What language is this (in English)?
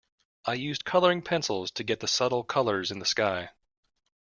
English